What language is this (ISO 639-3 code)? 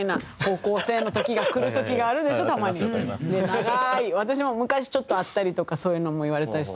jpn